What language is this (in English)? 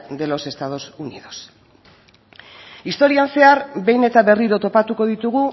Basque